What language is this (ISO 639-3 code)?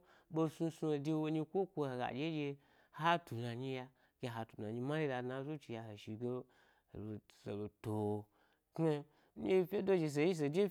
gby